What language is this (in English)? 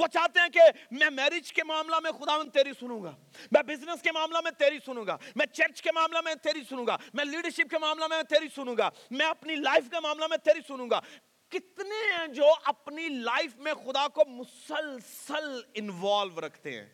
Urdu